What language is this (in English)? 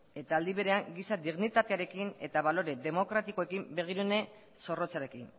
Basque